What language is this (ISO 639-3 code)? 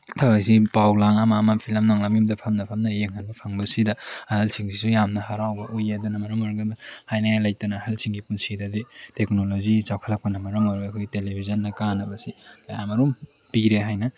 mni